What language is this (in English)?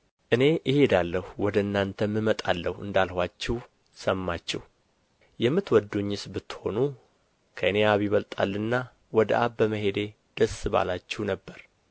Amharic